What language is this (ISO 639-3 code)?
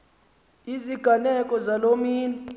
xho